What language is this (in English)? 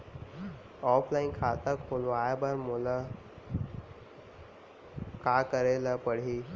Chhattisgarhi